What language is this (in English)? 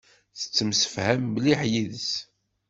Kabyle